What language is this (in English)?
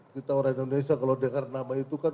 Indonesian